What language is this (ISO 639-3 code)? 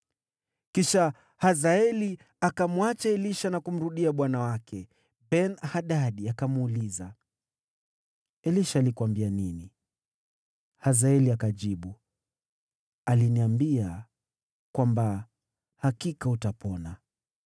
swa